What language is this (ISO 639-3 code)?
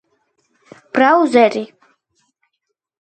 kat